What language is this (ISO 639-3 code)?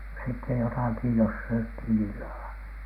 fin